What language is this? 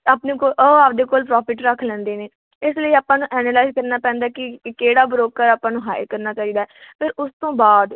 Punjabi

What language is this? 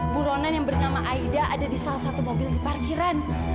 Indonesian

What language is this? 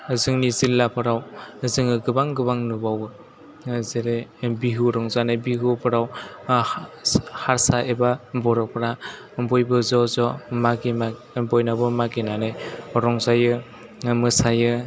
Bodo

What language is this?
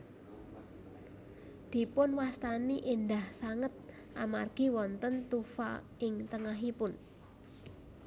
Javanese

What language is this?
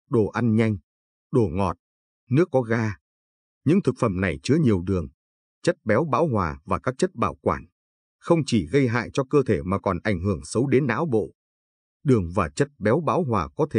Vietnamese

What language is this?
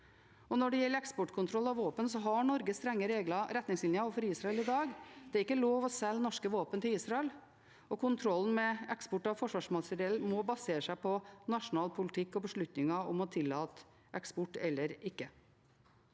Norwegian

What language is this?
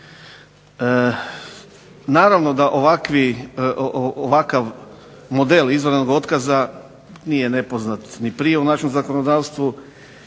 Croatian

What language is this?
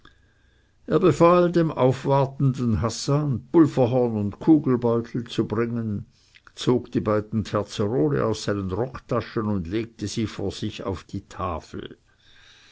German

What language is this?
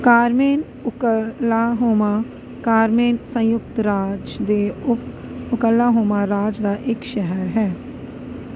Punjabi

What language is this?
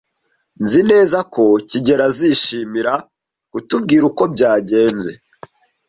Kinyarwanda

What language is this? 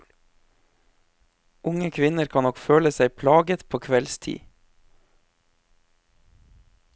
Norwegian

